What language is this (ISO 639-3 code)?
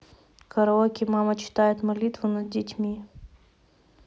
rus